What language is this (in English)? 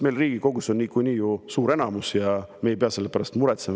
Estonian